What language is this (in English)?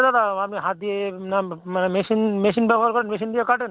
Bangla